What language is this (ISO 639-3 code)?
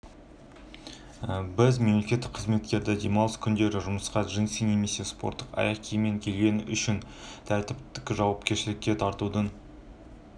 kaz